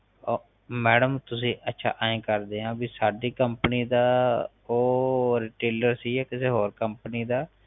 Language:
Punjabi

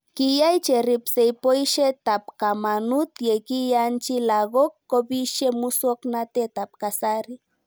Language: Kalenjin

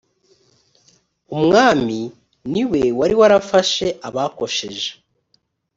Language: Kinyarwanda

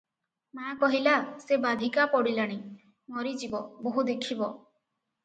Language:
Odia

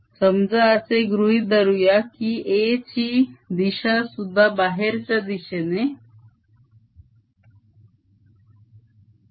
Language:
Marathi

